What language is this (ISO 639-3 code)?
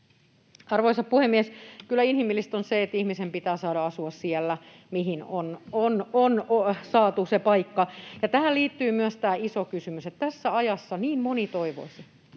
fin